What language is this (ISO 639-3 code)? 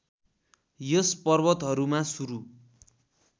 nep